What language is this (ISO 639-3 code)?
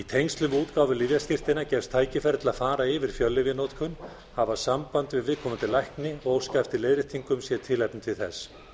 isl